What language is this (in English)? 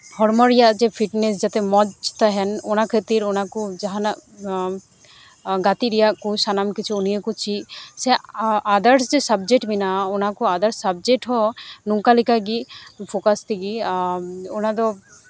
Santali